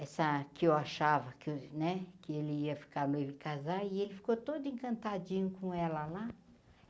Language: Portuguese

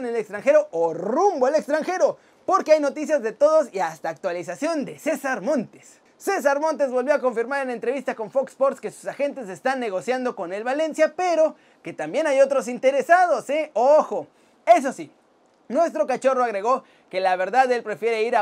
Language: Spanish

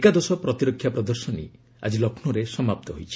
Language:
Odia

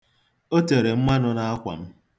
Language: Igbo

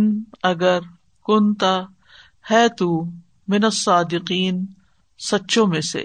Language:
Urdu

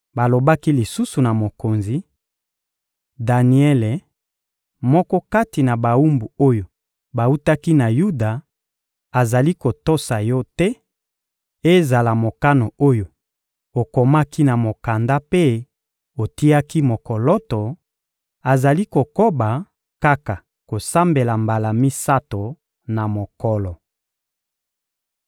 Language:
Lingala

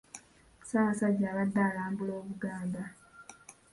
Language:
Ganda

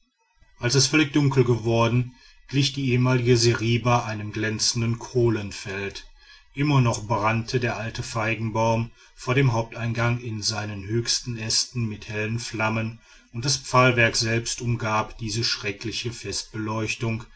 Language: German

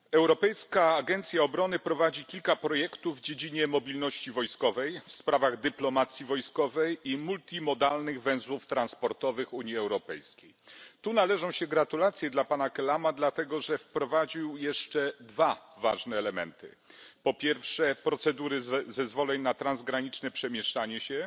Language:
Polish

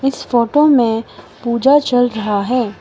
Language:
Hindi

